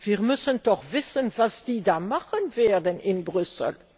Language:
German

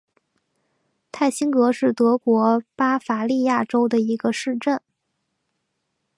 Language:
Chinese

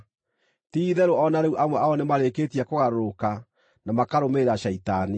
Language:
Kikuyu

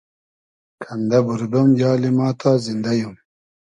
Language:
Hazaragi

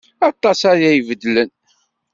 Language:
Kabyle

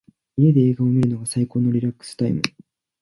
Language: Japanese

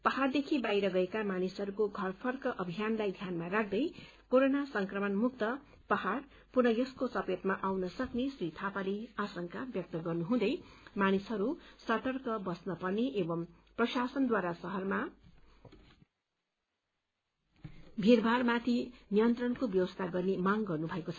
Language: Nepali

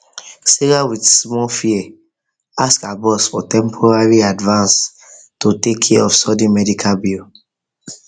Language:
Nigerian Pidgin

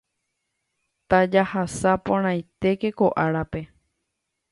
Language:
Guarani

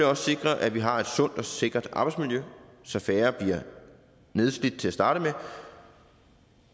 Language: Danish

